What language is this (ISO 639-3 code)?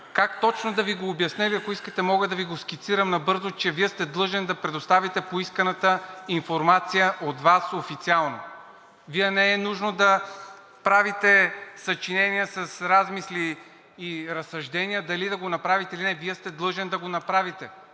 bul